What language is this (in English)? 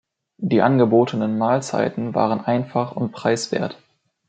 German